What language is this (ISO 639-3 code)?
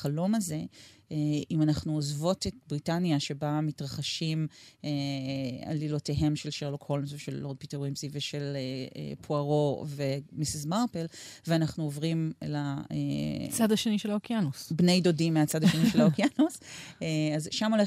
heb